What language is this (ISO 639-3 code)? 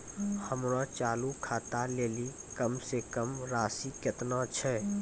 mai